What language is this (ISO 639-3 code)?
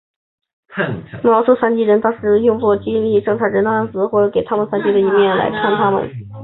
zho